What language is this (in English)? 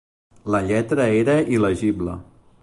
Catalan